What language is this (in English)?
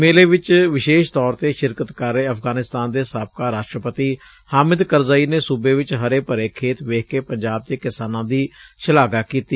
Punjabi